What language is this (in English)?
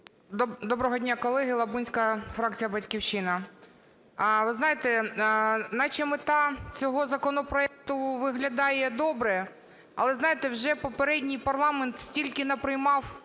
Ukrainian